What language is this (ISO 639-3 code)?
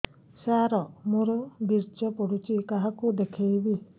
ori